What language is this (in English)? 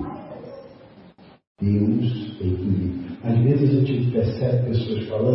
Portuguese